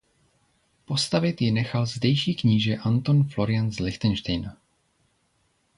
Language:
Czech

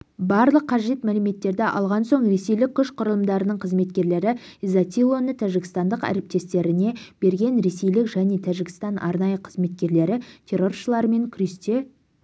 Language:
Kazakh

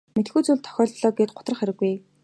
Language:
Mongolian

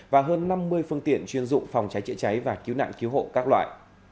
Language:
Vietnamese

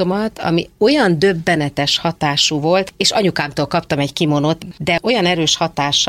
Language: Hungarian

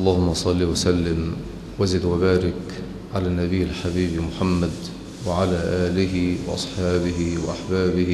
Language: Arabic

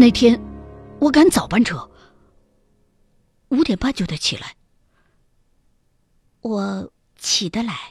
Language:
Chinese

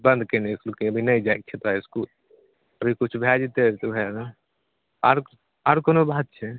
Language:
Maithili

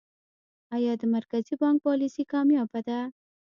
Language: Pashto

